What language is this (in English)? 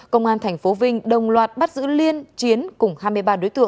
Vietnamese